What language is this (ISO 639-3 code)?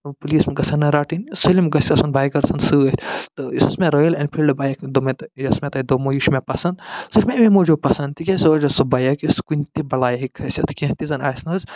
kas